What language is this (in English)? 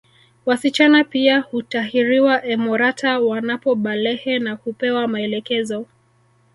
Swahili